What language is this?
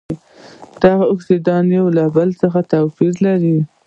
Pashto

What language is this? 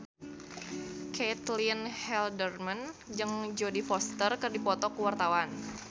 Sundanese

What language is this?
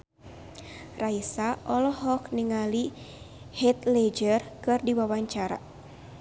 Sundanese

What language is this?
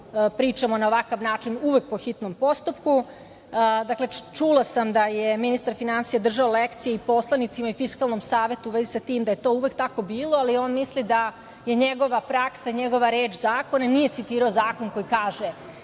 Serbian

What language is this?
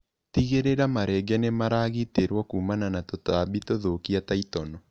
Kikuyu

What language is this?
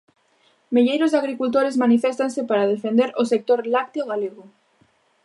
Galician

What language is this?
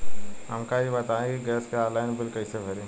Bhojpuri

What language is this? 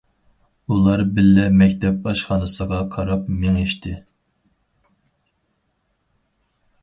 Uyghur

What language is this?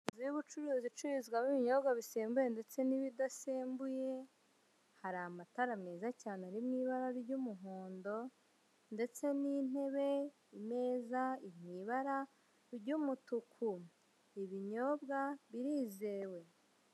Kinyarwanda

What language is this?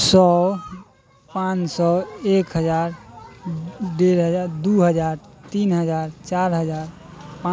Maithili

